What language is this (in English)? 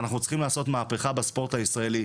Hebrew